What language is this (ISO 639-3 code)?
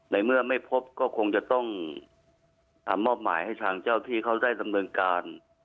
tha